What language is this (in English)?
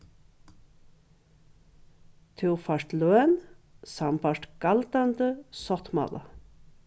Faroese